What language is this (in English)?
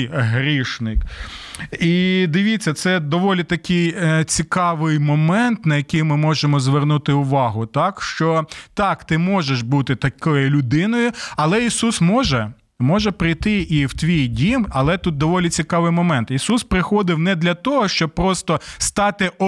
Ukrainian